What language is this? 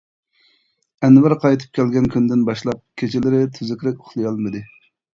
Uyghur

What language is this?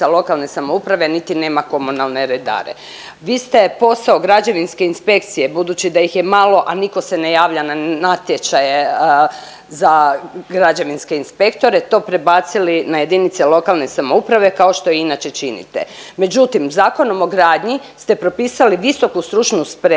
Croatian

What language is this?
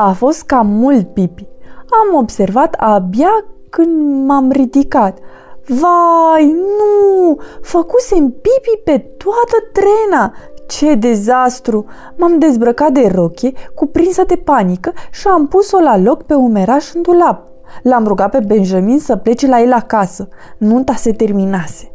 Romanian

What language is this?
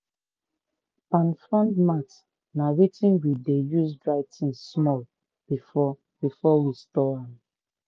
Nigerian Pidgin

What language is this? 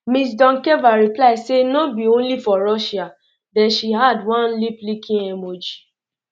Nigerian Pidgin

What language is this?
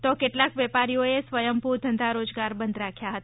Gujarati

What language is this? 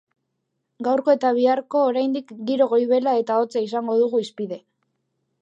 Basque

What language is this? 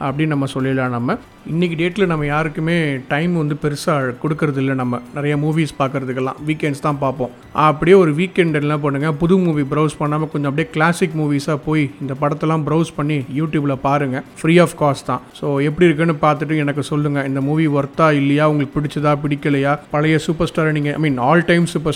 Tamil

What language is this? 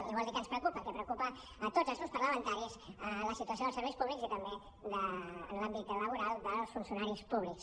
Catalan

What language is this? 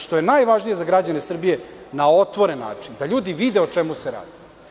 Serbian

